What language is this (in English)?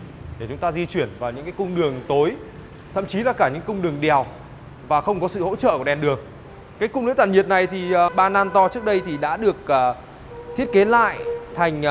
Vietnamese